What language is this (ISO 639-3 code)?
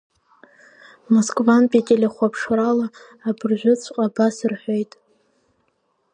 abk